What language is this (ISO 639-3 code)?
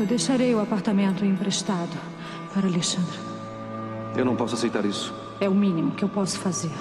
por